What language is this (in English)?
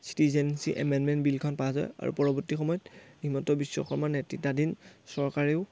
Assamese